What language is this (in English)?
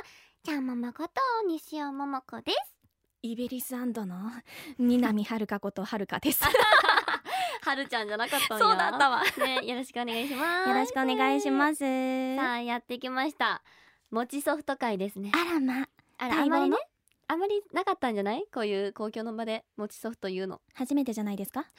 Japanese